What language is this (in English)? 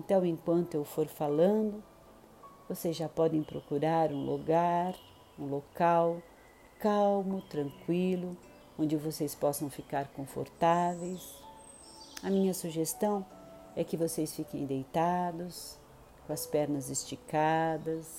Portuguese